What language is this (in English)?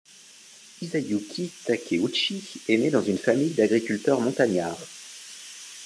French